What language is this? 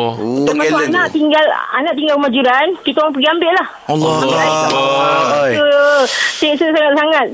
Malay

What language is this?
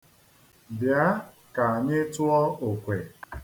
Igbo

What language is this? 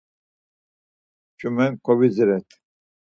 Laz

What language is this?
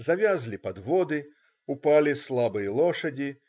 Russian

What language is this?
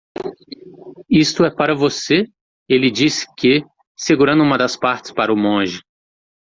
Portuguese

